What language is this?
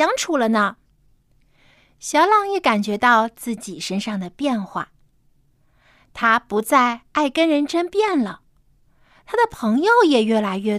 Chinese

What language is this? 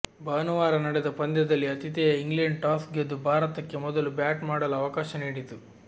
Kannada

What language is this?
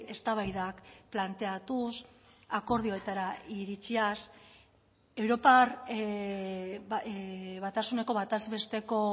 Basque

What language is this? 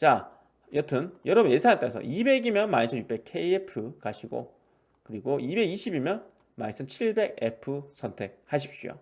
Korean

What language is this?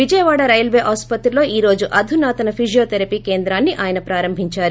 Telugu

